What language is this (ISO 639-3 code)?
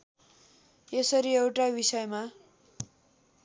nep